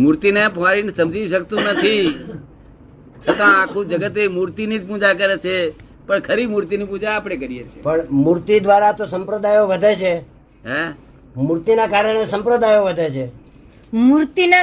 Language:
Gujarati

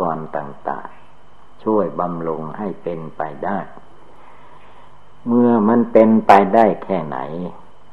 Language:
Thai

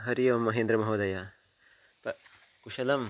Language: Sanskrit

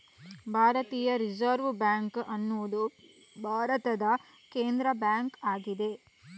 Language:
Kannada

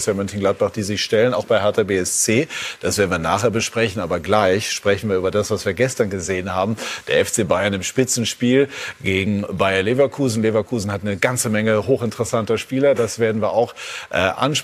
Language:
German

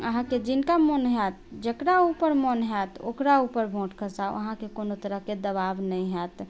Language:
Maithili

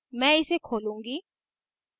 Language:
Hindi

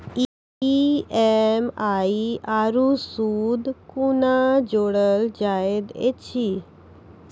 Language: Maithili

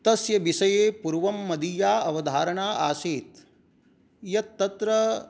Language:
Sanskrit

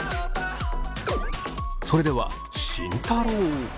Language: Japanese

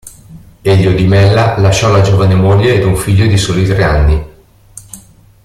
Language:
Italian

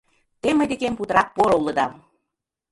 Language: Mari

